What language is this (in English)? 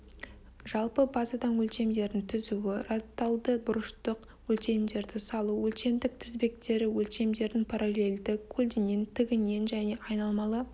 Kazakh